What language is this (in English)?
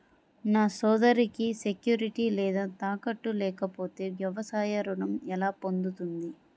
Telugu